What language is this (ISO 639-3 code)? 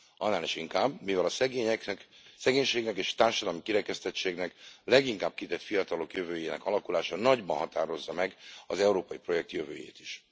hun